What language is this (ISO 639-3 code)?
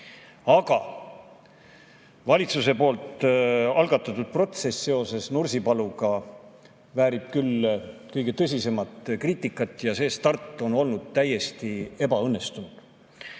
est